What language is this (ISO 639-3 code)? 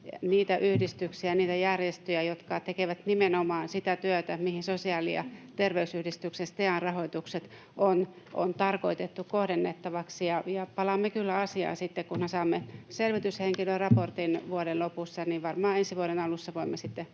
fin